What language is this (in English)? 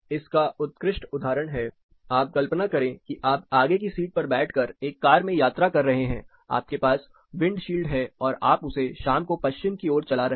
Hindi